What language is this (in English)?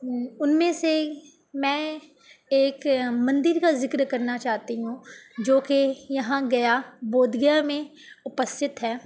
Urdu